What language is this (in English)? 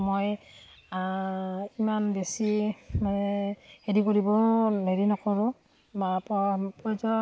Assamese